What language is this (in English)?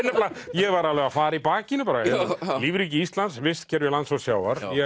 Icelandic